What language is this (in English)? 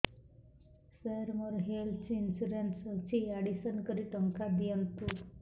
Odia